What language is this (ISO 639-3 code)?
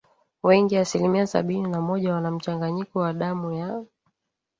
swa